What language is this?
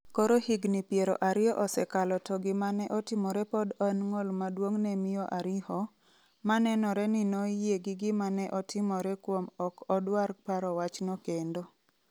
Luo (Kenya and Tanzania)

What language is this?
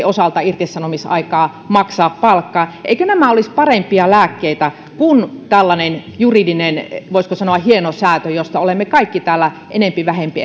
Finnish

